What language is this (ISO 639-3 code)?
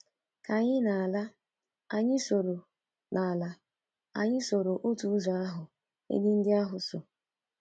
ibo